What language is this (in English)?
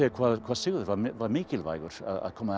Icelandic